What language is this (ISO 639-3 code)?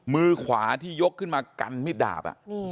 tha